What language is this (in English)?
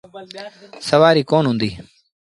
Sindhi Bhil